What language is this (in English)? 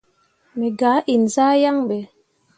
Mundang